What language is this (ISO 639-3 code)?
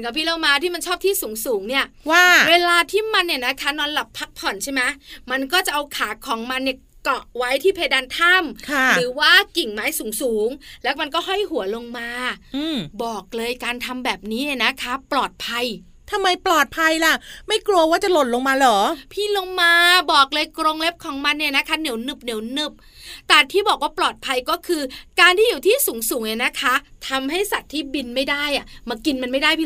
tha